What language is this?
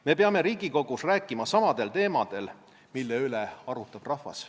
Estonian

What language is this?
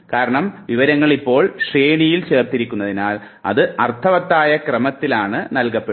Malayalam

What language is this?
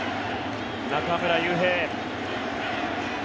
Japanese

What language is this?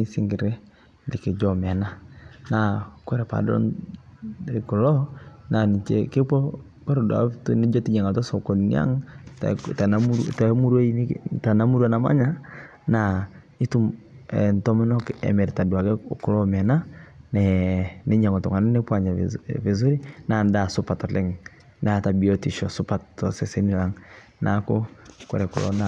Masai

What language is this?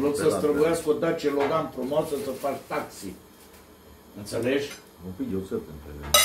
Romanian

